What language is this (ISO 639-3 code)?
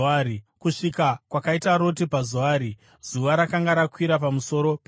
sna